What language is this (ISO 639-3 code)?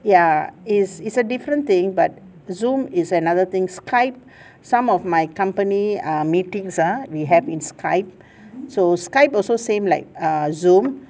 eng